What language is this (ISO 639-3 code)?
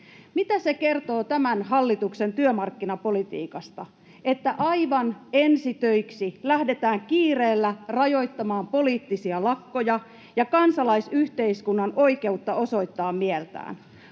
fin